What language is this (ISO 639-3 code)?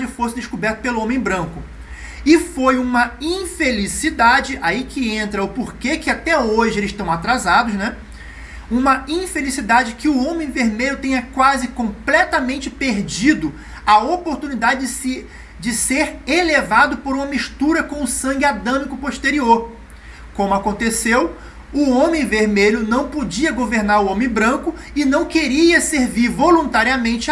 por